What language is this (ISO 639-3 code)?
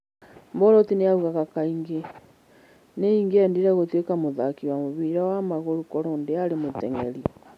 kik